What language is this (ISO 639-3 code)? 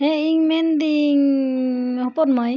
sat